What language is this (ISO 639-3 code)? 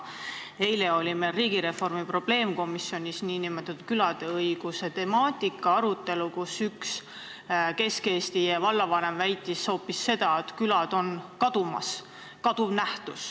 est